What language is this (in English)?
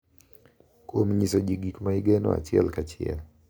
Luo (Kenya and Tanzania)